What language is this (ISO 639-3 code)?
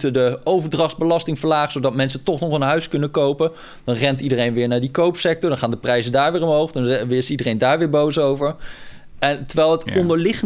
nld